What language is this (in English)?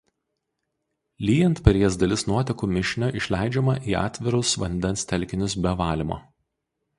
Lithuanian